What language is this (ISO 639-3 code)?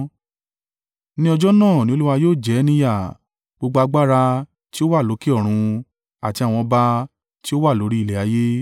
yor